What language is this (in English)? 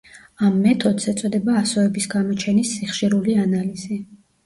Georgian